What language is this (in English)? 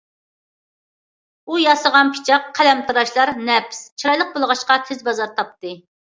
Uyghur